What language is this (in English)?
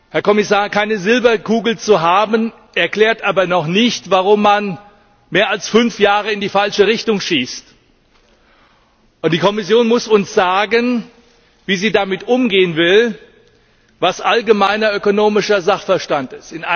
German